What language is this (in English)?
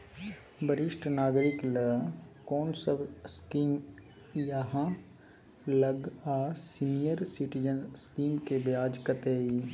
Maithili